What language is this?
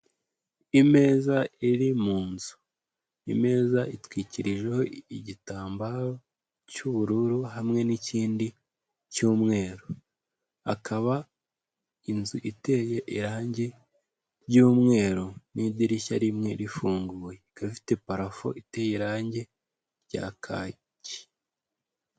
Kinyarwanda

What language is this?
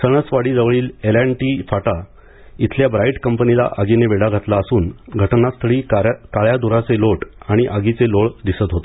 Marathi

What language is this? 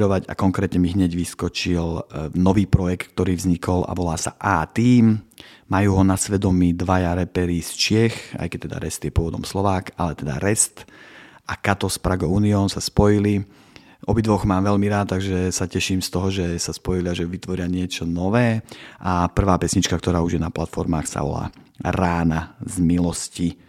Slovak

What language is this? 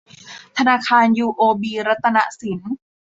Thai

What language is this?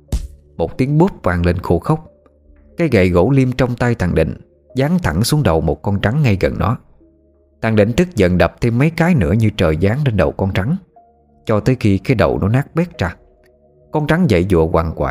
Vietnamese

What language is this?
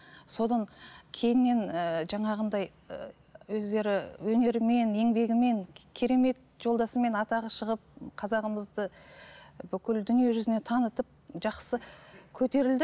Kazakh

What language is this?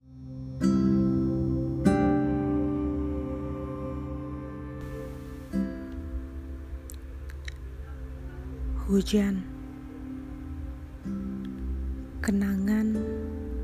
Indonesian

